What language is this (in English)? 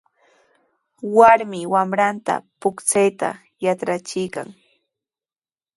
Sihuas Ancash Quechua